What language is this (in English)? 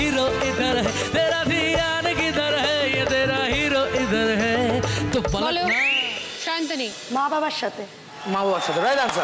Hindi